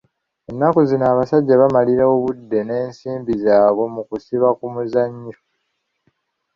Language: Ganda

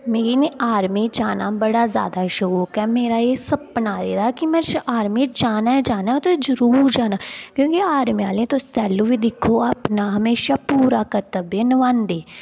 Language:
Dogri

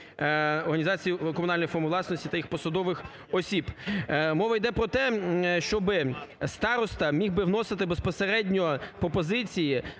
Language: Ukrainian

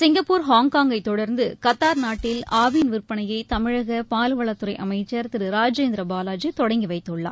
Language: Tamil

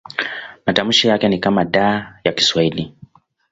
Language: Swahili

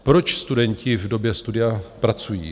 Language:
Czech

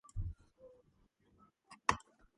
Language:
Georgian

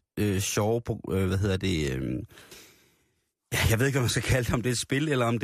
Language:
Danish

